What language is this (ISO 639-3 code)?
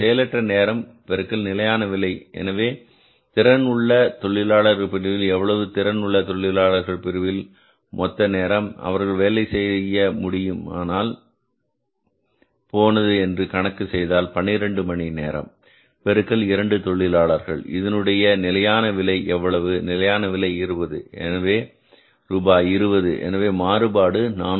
tam